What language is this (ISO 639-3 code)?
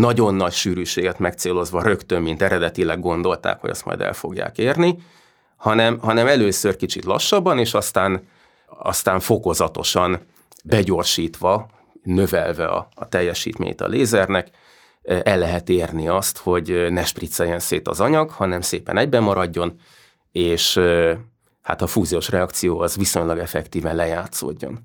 hun